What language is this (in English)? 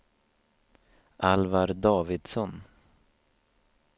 Swedish